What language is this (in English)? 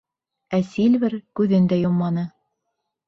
Bashkir